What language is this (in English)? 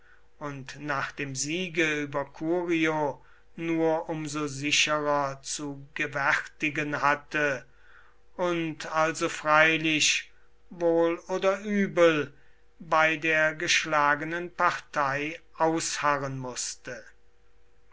German